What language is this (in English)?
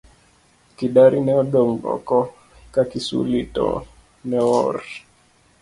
Luo (Kenya and Tanzania)